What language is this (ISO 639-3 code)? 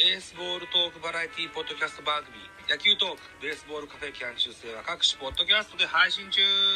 jpn